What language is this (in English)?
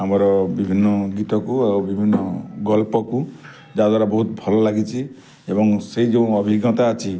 Odia